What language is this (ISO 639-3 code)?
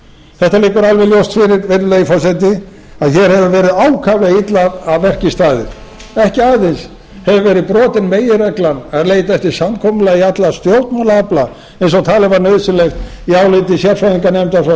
isl